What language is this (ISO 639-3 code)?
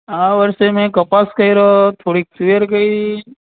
guj